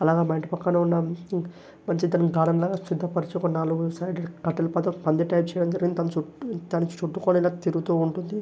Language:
Telugu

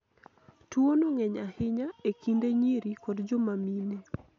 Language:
Luo (Kenya and Tanzania)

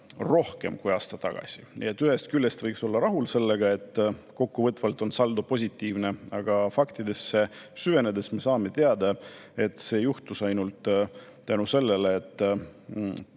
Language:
Estonian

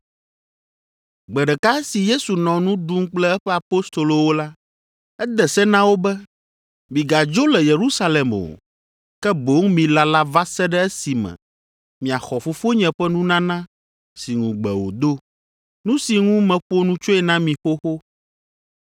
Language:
Ewe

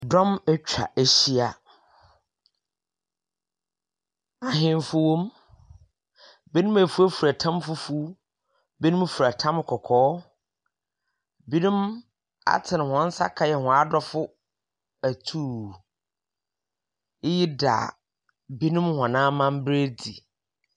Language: Akan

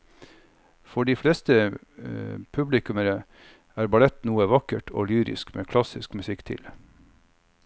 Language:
Norwegian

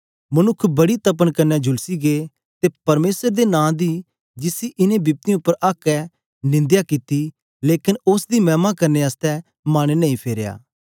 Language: Dogri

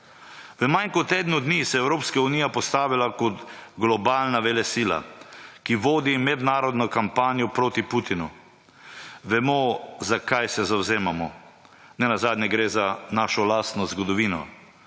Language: Slovenian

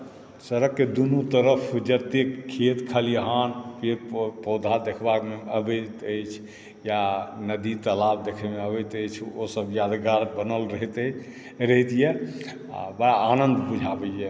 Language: Maithili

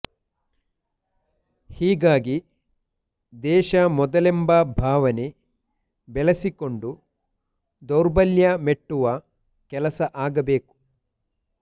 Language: Kannada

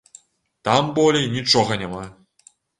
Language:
Belarusian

